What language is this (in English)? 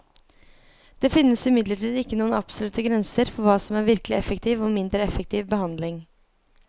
Norwegian